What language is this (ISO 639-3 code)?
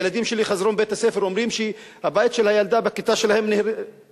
heb